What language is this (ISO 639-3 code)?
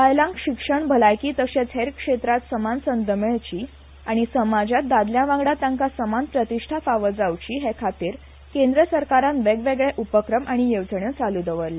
kok